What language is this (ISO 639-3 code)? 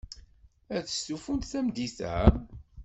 kab